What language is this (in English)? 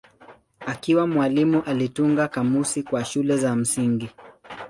Swahili